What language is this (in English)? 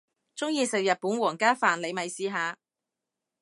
Cantonese